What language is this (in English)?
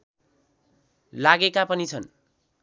Nepali